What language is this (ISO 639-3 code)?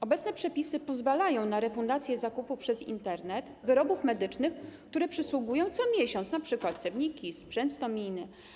pol